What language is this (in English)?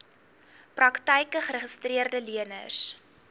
Afrikaans